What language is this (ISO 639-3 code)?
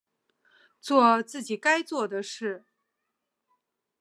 zho